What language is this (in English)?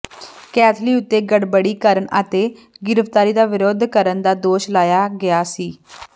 Punjabi